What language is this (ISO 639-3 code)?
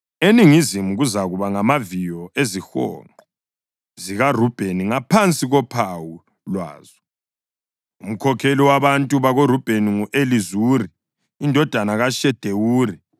nde